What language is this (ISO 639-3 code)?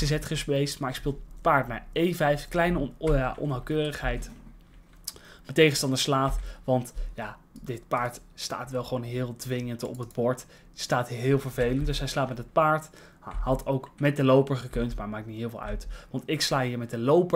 nld